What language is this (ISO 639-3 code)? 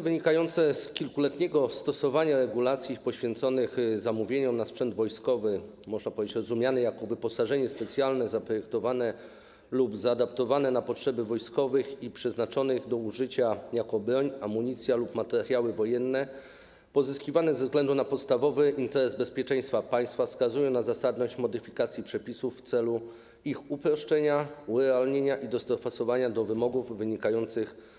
pol